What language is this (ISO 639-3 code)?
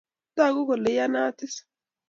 kln